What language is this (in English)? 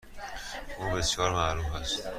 Persian